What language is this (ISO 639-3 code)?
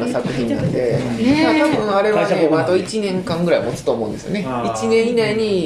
jpn